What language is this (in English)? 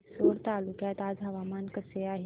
Marathi